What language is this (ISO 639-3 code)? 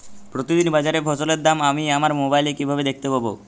ben